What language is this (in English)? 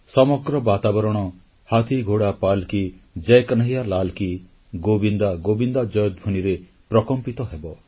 Odia